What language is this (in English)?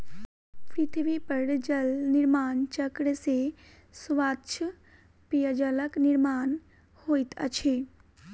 Maithili